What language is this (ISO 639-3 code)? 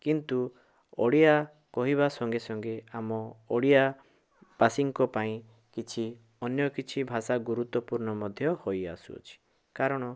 ori